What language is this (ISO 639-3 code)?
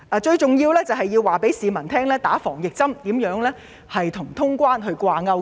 yue